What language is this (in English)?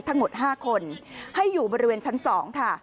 Thai